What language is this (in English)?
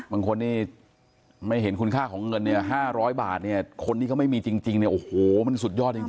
Thai